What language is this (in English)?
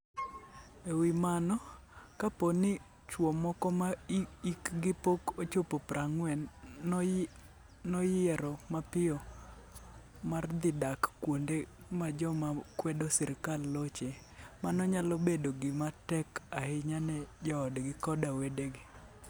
Luo (Kenya and Tanzania)